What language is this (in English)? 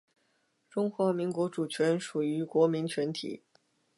Chinese